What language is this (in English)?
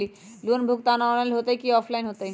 Magahi